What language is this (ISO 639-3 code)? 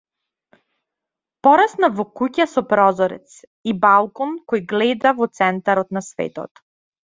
mkd